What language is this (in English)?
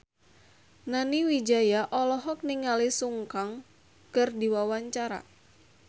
Sundanese